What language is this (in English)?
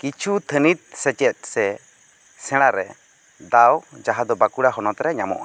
Santali